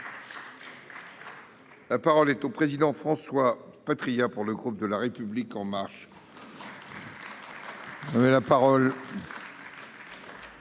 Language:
French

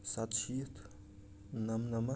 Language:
Kashmiri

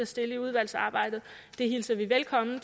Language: Danish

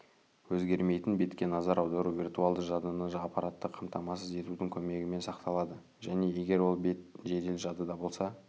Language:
Kazakh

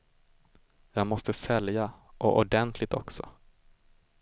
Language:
Swedish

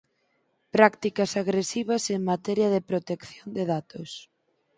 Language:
Galician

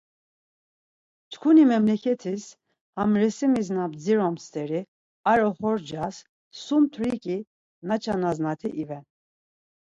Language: Laz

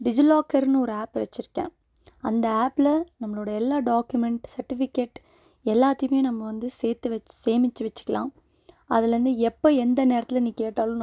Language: Tamil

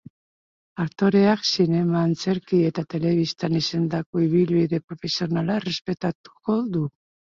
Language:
Basque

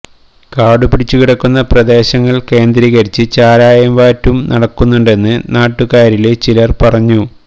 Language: Malayalam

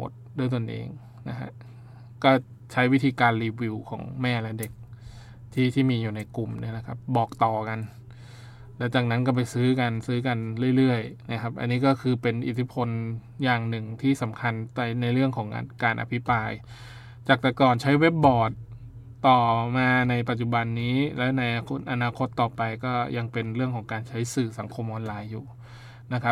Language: Thai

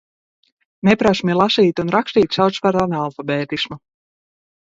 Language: Latvian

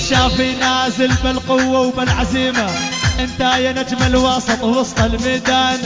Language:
Arabic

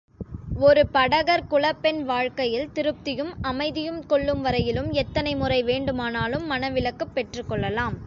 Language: Tamil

